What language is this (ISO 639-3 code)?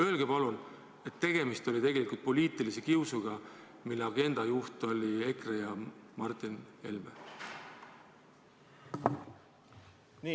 est